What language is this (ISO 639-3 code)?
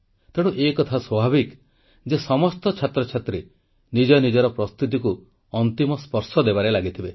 ori